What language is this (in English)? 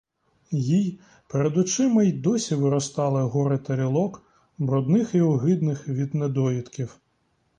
Ukrainian